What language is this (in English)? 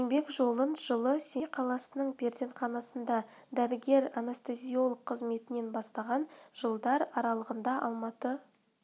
Kazakh